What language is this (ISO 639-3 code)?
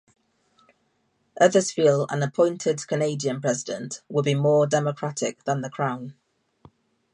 eng